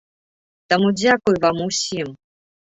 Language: Belarusian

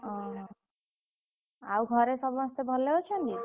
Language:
Odia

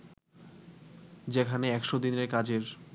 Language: Bangla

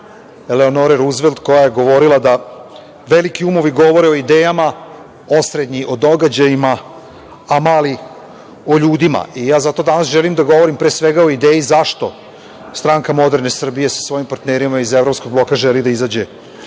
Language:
Serbian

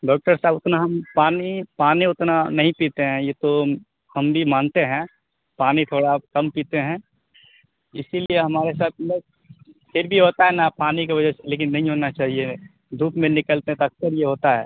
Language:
Urdu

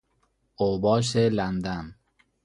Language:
Persian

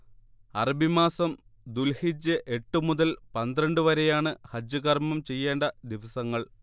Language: Malayalam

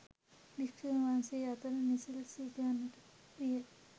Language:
Sinhala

